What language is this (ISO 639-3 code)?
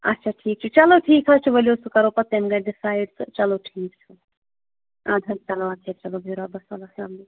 kas